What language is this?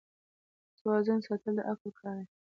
Pashto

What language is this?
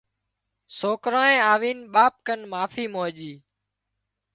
Wadiyara Koli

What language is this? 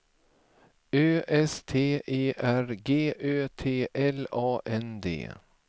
Swedish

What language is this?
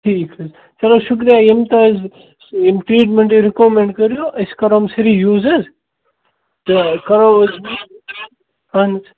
Kashmiri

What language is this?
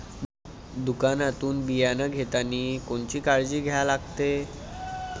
Marathi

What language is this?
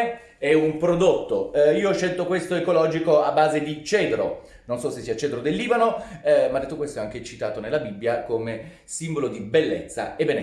Italian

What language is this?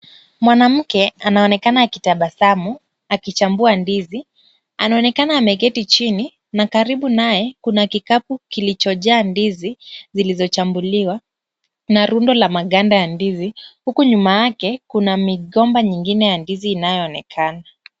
Swahili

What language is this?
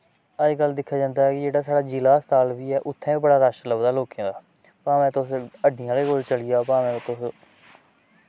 Dogri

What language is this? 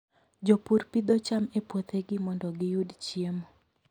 Luo (Kenya and Tanzania)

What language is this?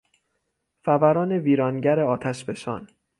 Persian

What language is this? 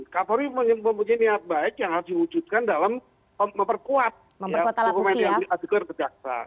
Indonesian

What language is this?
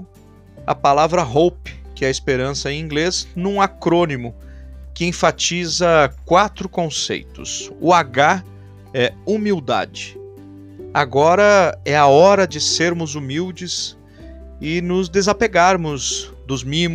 Portuguese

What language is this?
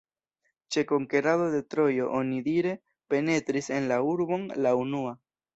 Esperanto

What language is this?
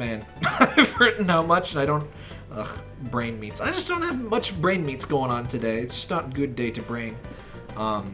English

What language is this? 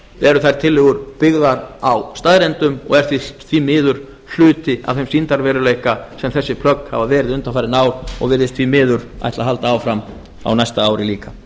Icelandic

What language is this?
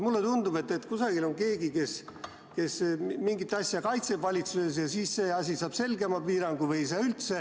Estonian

